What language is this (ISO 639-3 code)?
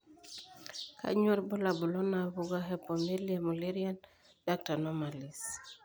mas